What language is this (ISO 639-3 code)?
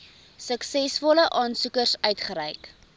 afr